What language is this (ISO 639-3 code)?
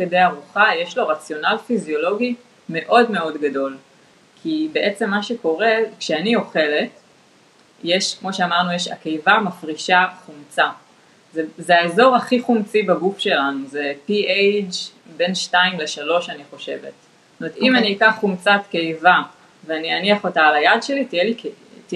heb